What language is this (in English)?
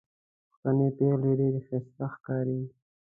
Pashto